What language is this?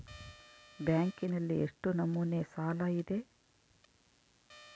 Kannada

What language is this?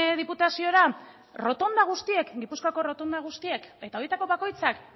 Basque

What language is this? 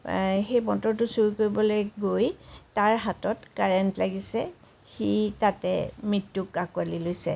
Assamese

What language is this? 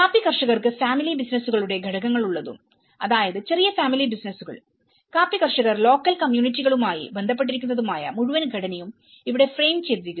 Malayalam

